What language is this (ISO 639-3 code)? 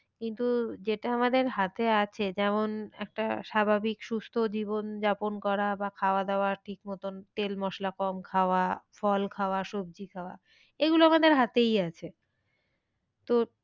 ben